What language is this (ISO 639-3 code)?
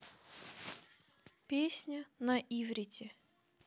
rus